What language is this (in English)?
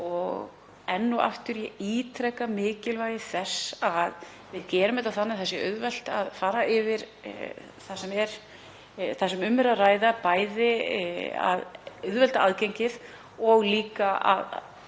Icelandic